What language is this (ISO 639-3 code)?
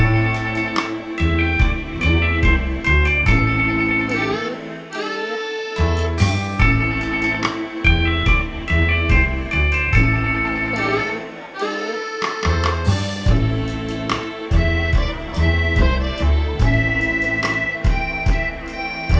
tha